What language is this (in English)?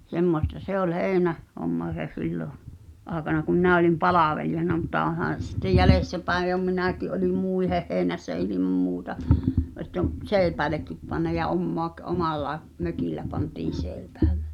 Finnish